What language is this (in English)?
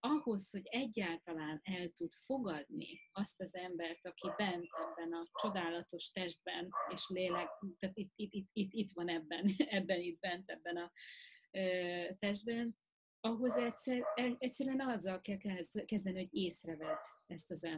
Hungarian